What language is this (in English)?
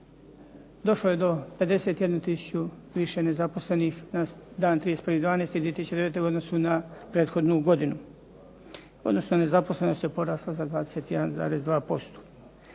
Croatian